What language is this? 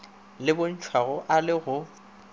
Northern Sotho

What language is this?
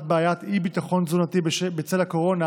Hebrew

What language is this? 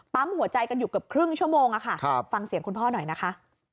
Thai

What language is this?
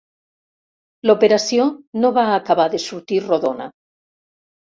Catalan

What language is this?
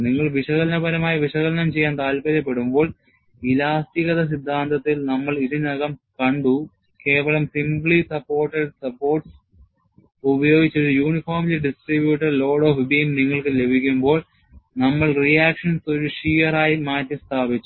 Malayalam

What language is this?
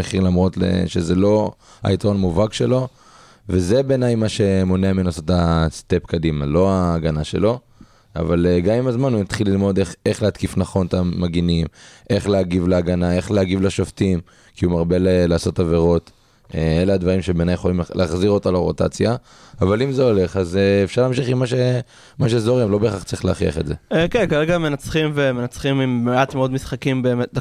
Hebrew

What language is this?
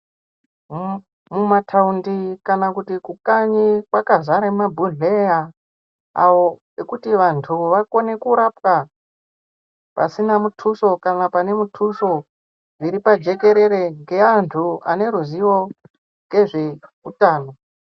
Ndau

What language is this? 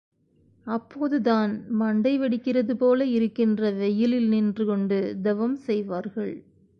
Tamil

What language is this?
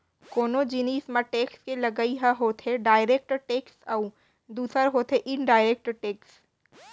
Chhattisgarhi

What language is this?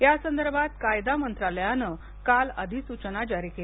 Marathi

